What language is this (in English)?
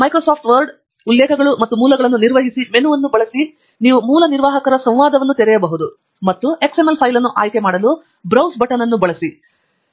Kannada